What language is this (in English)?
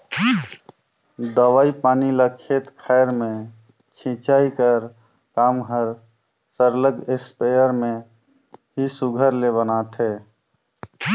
Chhattisgarhi